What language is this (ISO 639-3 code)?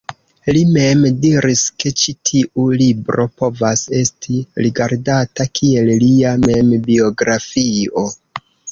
epo